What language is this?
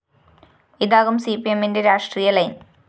Malayalam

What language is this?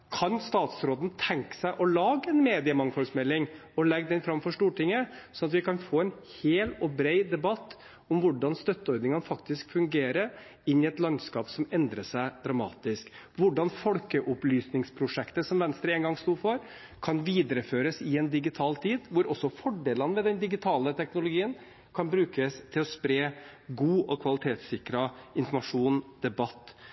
Norwegian Bokmål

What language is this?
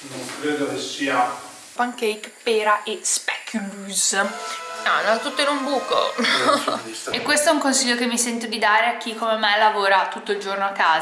Italian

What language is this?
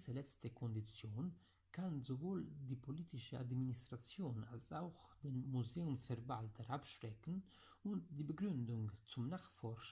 German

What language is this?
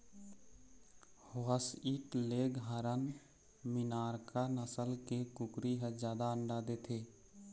Chhattisgarhi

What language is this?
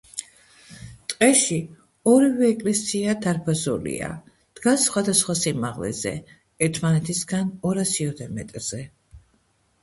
Georgian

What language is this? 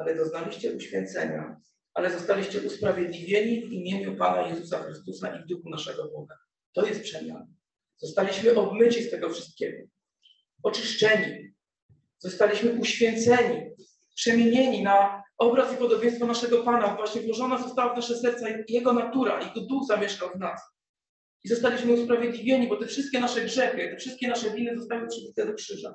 Polish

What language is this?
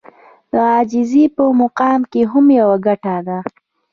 Pashto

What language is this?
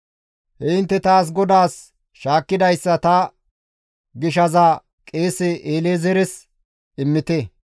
Gamo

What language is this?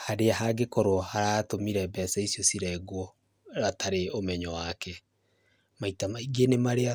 Kikuyu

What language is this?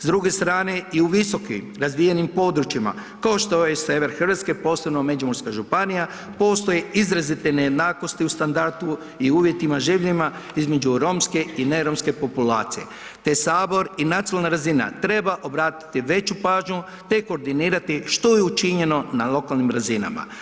Croatian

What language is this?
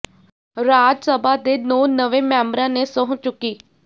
Punjabi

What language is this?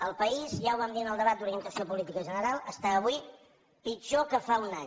Catalan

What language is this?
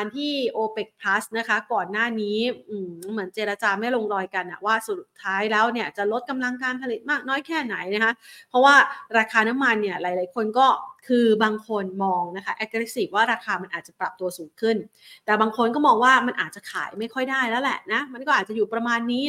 Thai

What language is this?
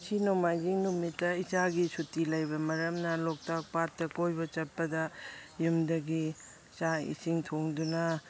Manipuri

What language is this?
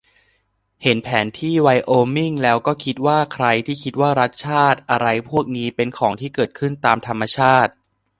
Thai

